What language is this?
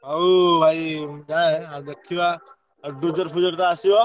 Odia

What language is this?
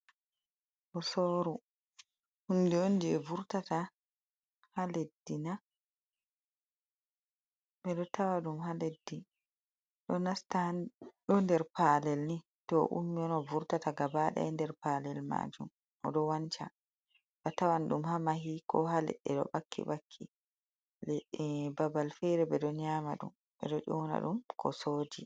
Fula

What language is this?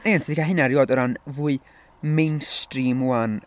Welsh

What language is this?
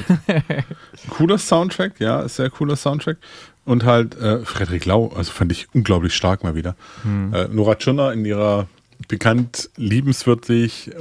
German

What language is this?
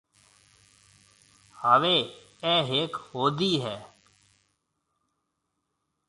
Marwari (Pakistan)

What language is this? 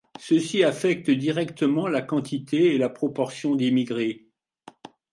French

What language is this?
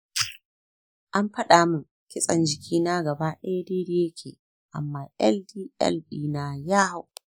Hausa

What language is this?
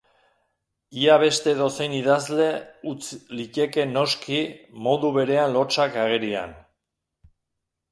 Basque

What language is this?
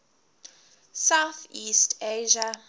English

